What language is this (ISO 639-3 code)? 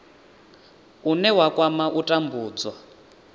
ven